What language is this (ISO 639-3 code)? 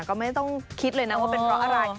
tha